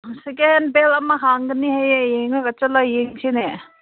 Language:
Manipuri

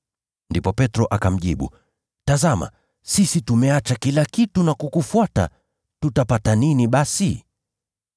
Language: Swahili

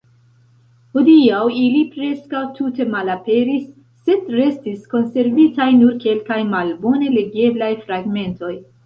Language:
Esperanto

